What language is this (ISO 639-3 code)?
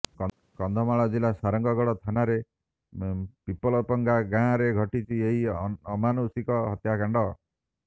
ori